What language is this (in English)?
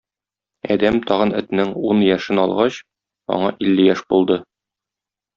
Tatar